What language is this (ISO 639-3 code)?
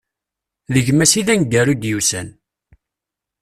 kab